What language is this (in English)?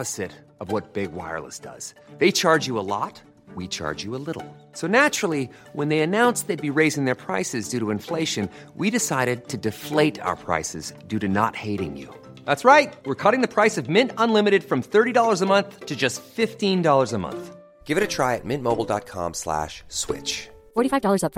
Dutch